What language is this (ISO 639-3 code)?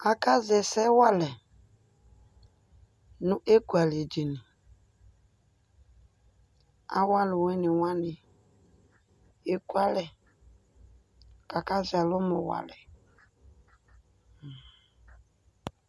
kpo